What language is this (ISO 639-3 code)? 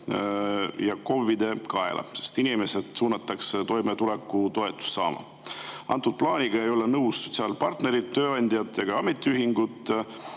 est